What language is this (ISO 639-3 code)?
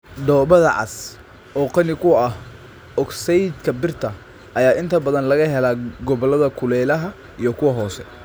som